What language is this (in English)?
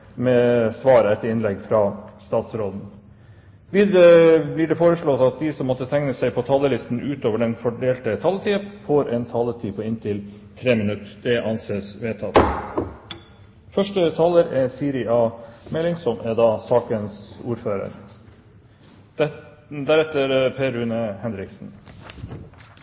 Norwegian Bokmål